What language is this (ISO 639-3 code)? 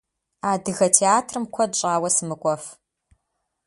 kbd